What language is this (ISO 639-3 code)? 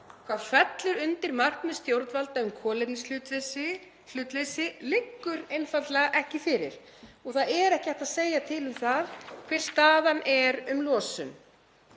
isl